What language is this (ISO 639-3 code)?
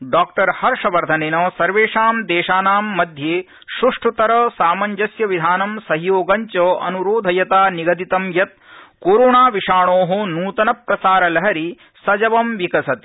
san